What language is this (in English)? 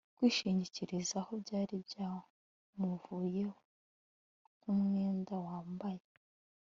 Kinyarwanda